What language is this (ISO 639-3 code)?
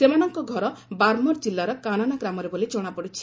ori